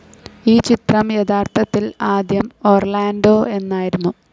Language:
Malayalam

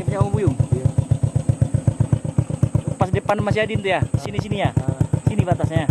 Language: Indonesian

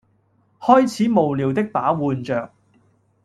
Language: Cantonese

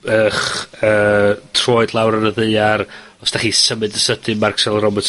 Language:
Welsh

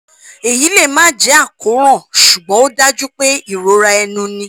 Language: Yoruba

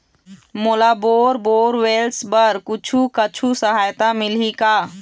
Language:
Chhattisgarhi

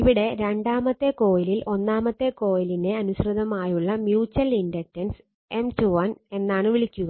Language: Malayalam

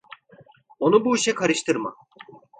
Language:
Turkish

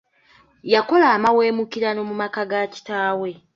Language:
Ganda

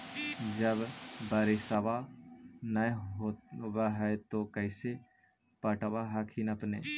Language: Magahi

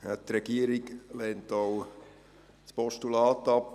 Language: Swiss German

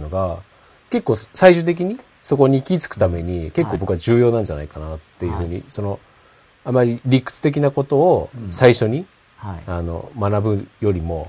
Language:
Japanese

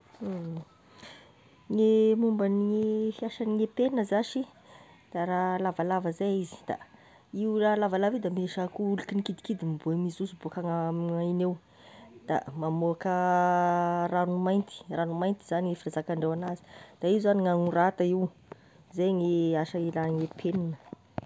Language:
Tesaka Malagasy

